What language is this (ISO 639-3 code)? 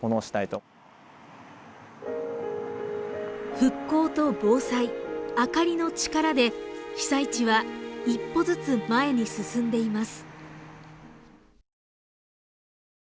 jpn